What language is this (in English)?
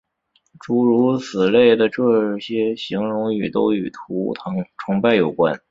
Chinese